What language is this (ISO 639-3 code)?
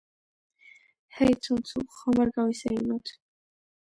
kat